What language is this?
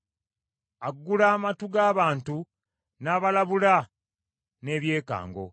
Ganda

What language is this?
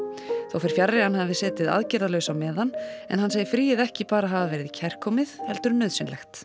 Icelandic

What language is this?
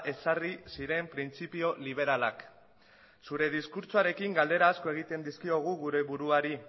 Basque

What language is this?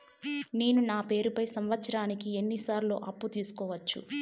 Telugu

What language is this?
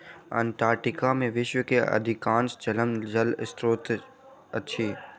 Maithili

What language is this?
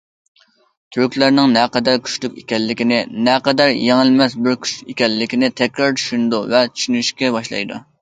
Uyghur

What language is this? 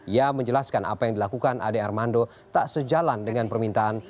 Indonesian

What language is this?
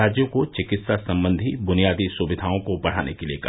Hindi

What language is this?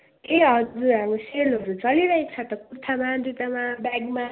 Nepali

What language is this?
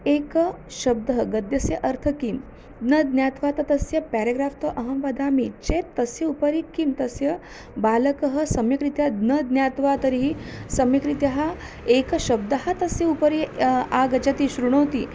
Sanskrit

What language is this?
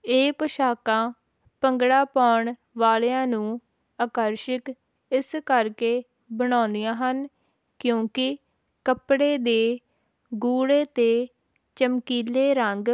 Punjabi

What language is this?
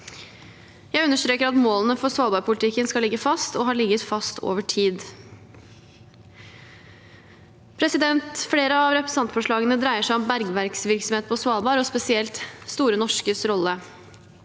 Norwegian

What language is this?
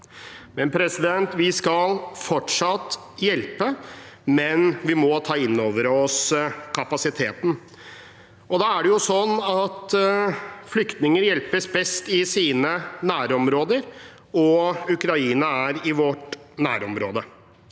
Norwegian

